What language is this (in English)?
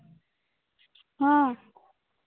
Santali